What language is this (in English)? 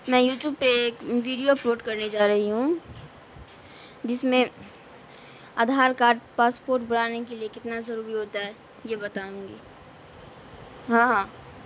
Urdu